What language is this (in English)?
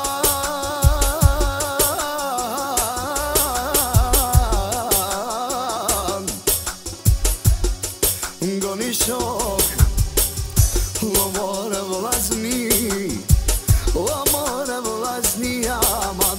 Arabic